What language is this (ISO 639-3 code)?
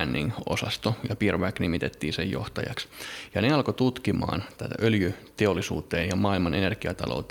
fin